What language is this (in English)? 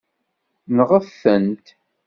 Kabyle